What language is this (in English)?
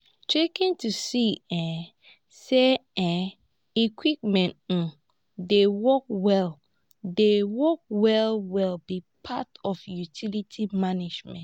Nigerian Pidgin